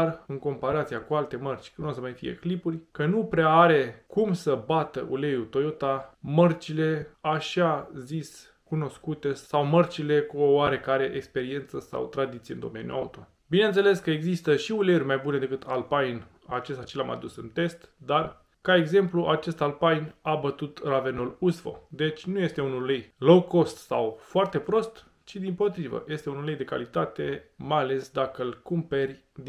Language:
Romanian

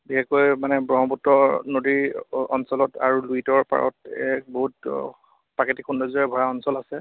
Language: Assamese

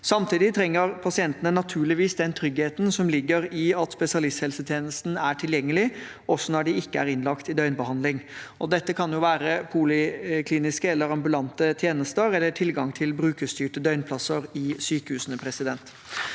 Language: Norwegian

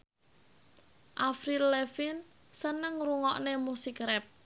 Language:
Javanese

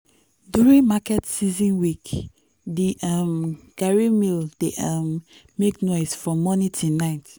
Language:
Nigerian Pidgin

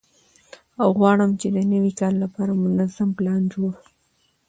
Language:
Pashto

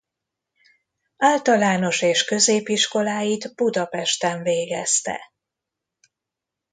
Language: Hungarian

